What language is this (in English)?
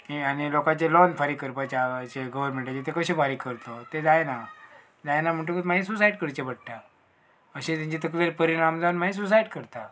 Konkani